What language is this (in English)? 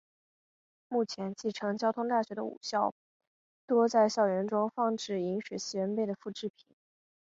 Chinese